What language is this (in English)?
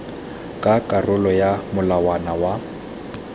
Tswana